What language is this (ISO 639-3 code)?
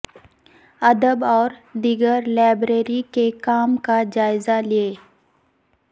urd